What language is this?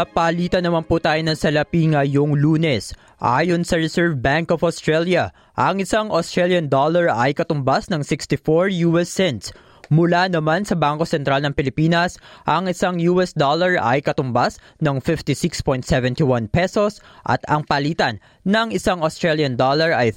Filipino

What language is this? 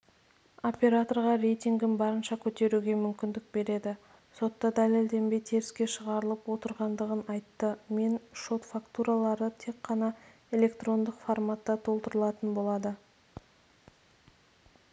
Kazakh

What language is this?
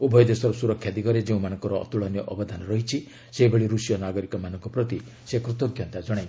Odia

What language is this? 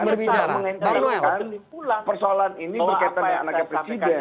Indonesian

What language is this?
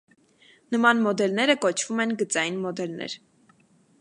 Armenian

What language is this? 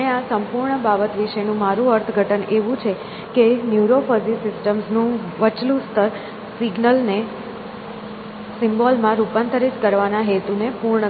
Gujarati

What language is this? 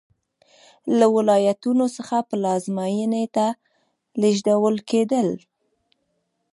Pashto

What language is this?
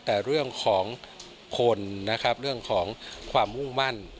Thai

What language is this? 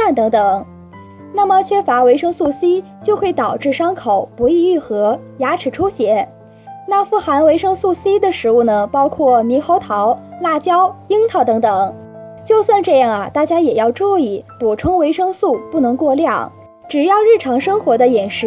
Chinese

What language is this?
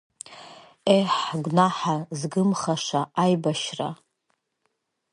Abkhazian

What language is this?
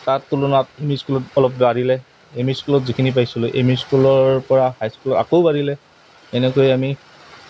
Assamese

